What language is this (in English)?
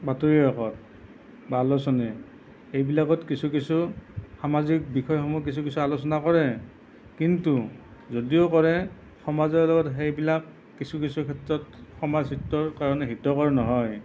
Assamese